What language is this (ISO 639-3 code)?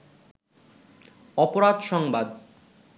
ben